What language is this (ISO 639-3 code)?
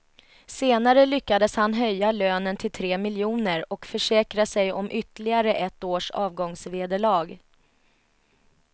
swe